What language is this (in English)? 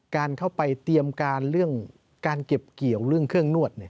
Thai